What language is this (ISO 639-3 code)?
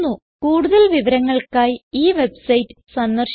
mal